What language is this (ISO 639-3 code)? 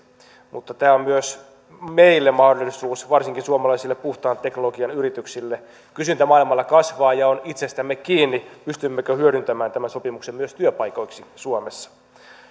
fin